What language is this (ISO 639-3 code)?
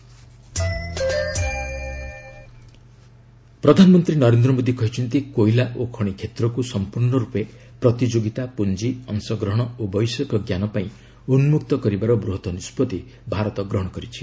ori